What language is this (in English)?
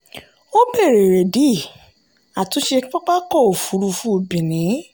Yoruba